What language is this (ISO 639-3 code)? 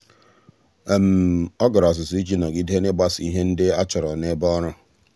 ibo